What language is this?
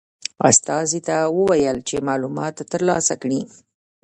Pashto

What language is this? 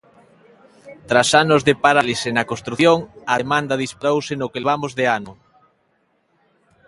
Galician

